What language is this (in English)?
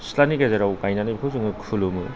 Bodo